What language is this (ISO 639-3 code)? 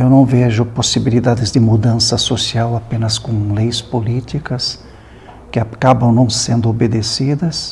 por